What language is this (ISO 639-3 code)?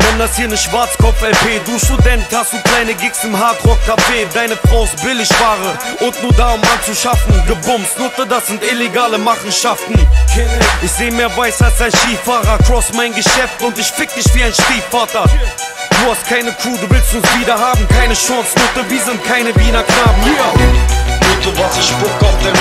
ron